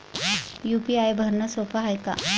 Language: Marathi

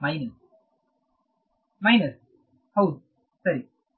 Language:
Kannada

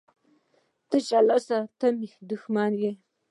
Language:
Pashto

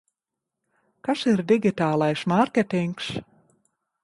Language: Latvian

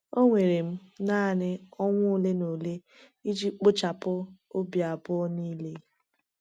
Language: Igbo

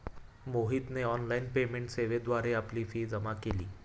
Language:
Marathi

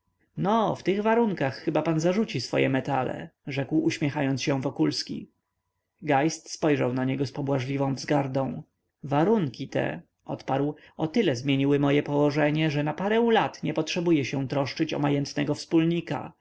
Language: Polish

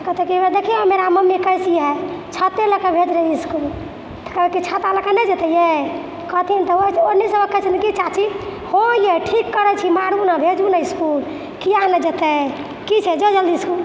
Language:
Maithili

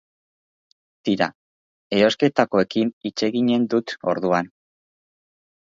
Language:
Basque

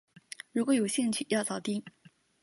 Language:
Chinese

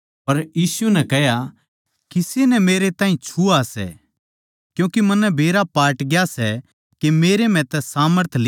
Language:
Haryanvi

